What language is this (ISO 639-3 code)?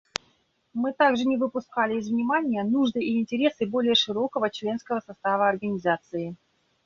rus